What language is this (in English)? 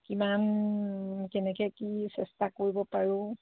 Assamese